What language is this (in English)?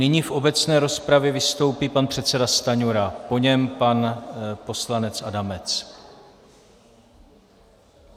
Czech